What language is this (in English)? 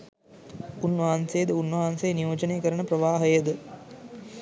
Sinhala